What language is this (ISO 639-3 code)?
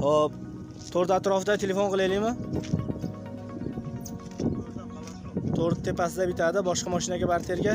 tur